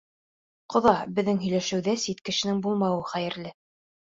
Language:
Bashkir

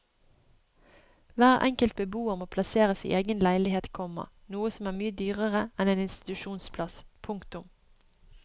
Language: Norwegian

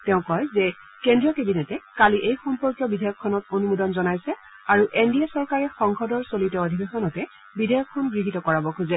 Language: Assamese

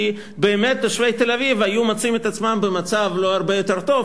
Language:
Hebrew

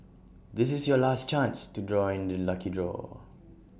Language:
English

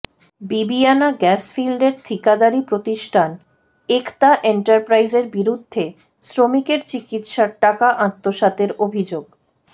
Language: Bangla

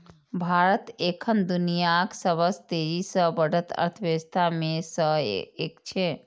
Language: Maithili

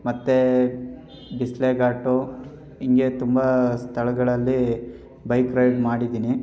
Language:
Kannada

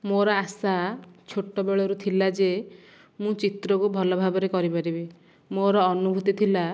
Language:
Odia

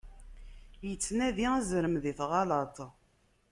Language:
Kabyle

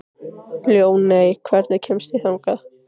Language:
Icelandic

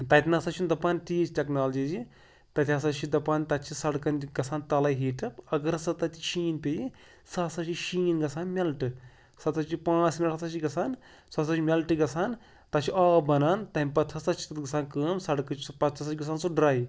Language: Kashmiri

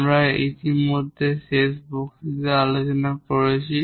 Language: Bangla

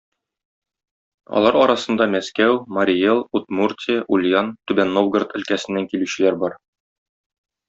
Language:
Tatar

